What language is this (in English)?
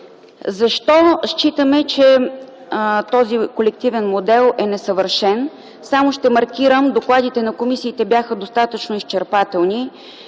Bulgarian